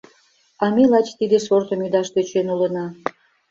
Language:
Mari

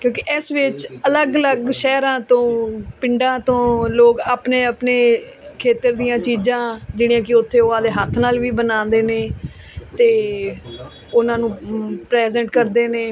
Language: Punjabi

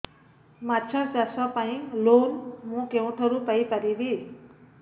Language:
Odia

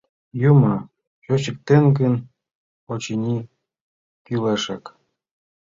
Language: Mari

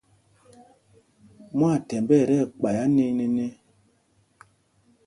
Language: Mpumpong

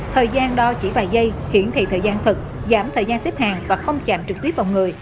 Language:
Vietnamese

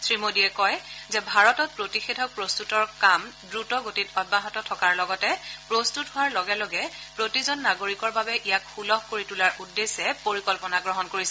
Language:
Assamese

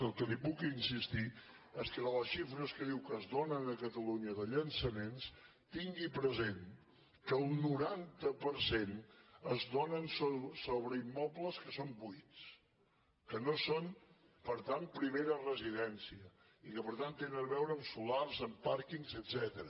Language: Catalan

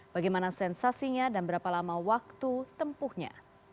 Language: Indonesian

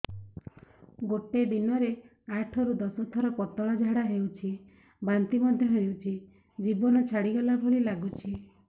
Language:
Odia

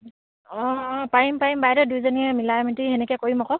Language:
Assamese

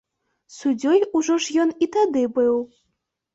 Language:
Belarusian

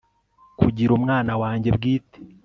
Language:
Kinyarwanda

